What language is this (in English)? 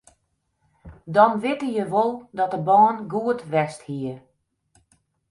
Western Frisian